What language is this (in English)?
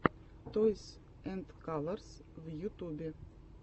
Russian